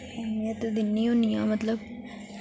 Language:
Dogri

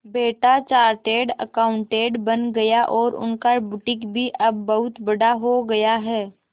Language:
Hindi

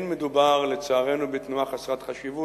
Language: Hebrew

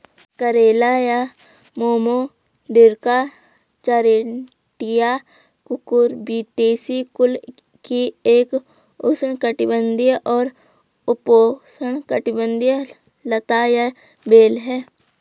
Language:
Hindi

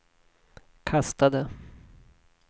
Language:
Swedish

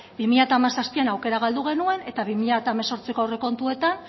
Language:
Basque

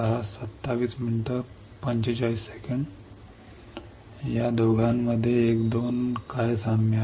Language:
Marathi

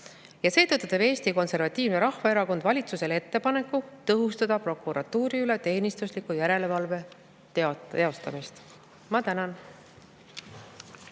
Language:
Estonian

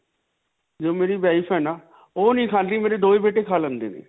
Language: Punjabi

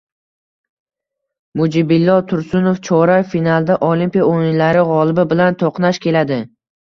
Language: Uzbek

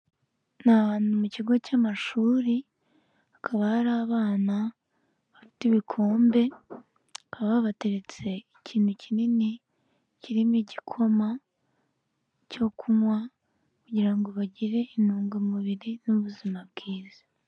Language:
Kinyarwanda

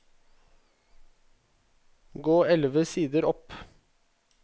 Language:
Norwegian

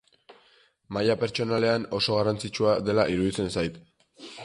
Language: Basque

